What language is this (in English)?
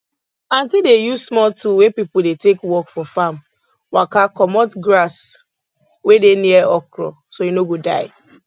Nigerian Pidgin